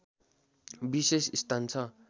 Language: Nepali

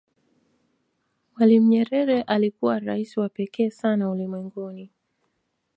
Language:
Swahili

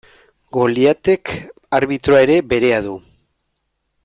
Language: Basque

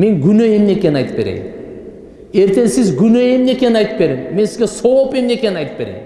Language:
Turkish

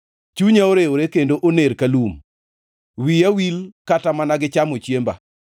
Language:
Luo (Kenya and Tanzania)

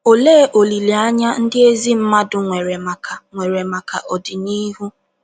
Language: Igbo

